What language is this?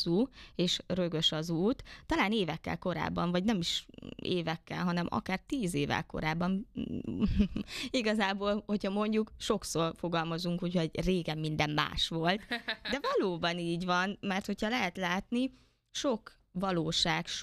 Hungarian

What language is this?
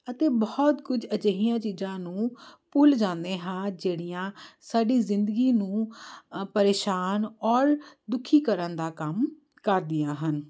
Punjabi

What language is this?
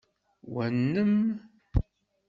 Kabyle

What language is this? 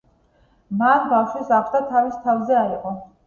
Georgian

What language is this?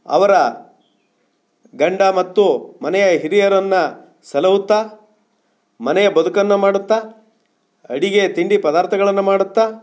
Kannada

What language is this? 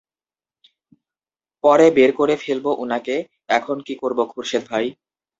Bangla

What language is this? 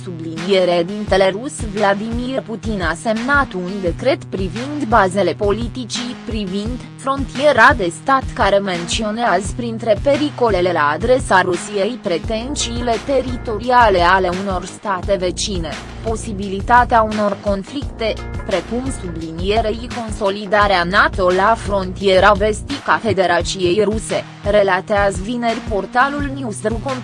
Romanian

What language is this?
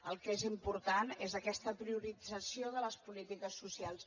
Catalan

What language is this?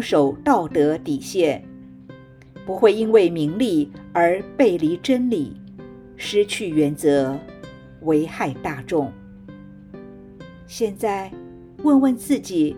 Chinese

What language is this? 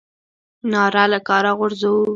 Pashto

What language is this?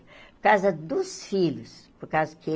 Portuguese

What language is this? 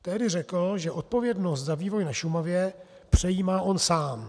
Czech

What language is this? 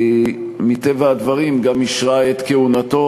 Hebrew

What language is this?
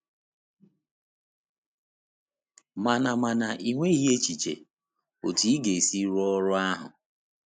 Igbo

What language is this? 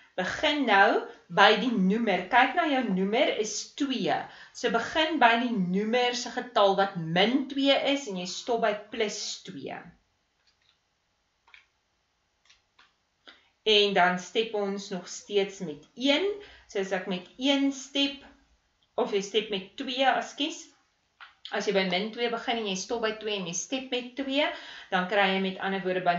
Dutch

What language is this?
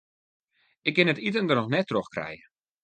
Western Frisian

